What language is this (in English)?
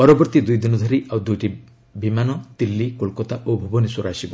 Odia